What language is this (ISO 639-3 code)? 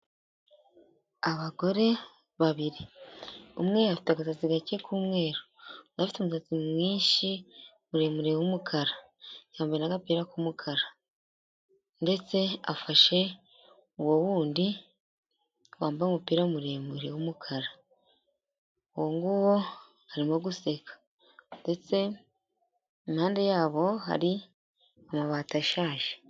kin